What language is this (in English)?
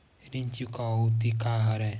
Chhattisgarhi